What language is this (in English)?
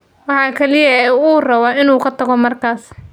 Somali